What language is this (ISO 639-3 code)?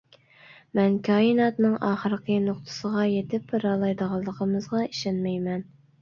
uig